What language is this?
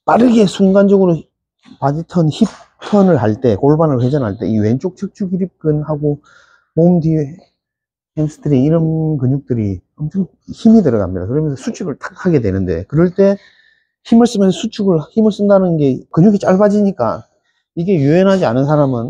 Korean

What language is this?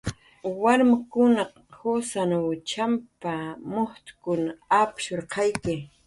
Jaqaru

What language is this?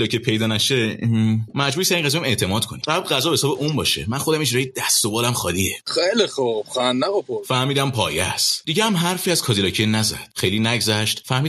Persian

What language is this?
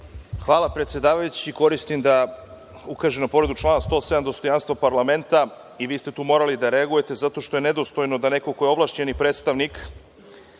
Serbian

